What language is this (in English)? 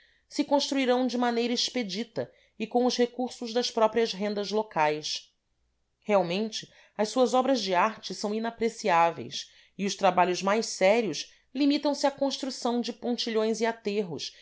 Portuguese